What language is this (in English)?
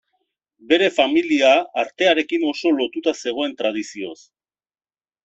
Basque